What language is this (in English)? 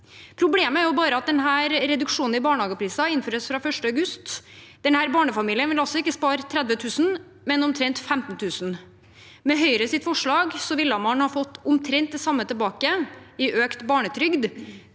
Norwegian